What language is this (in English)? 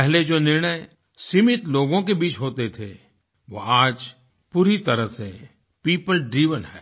Hindi